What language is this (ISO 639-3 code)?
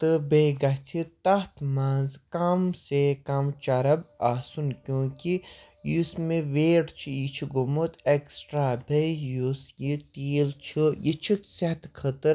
kas